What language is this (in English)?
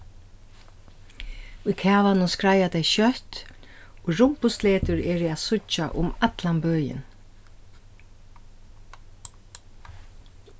Faroese